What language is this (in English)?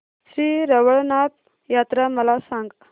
Marathi